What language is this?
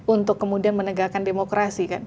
Indonesian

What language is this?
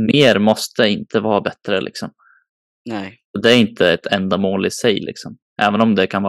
Swedish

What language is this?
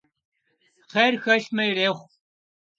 Kabardian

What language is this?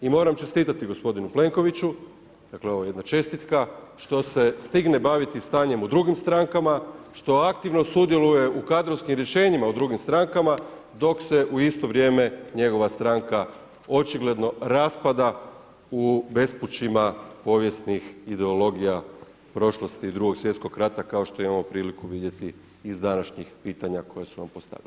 Croatian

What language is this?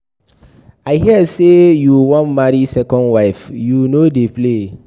Nigerian Pidgin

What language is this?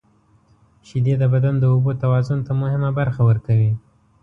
Pashto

